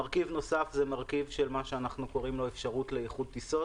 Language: Hebrew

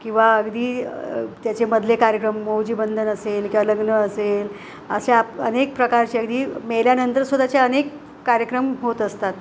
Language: Marathi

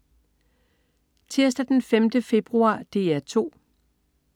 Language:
Danish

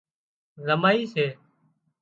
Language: Wadiyara Koli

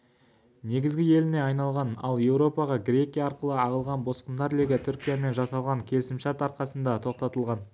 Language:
Kazakh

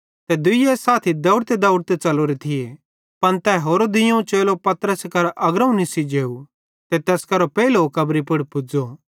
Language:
Bhadrawahi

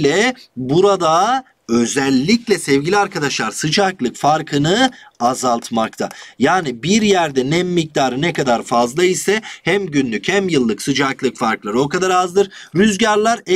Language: Turkish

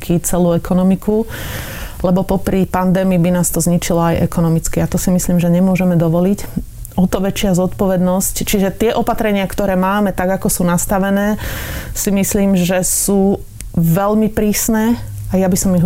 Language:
Slovak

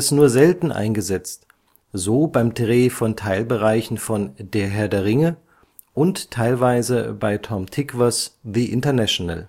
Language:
German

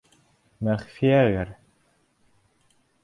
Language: Bashkir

